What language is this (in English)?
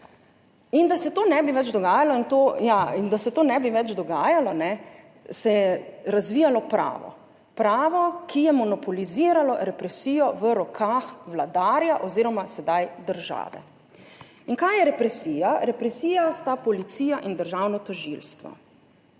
Slovenian